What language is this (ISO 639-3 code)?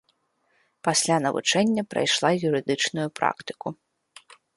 bel